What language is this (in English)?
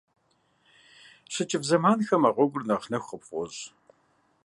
Kabardian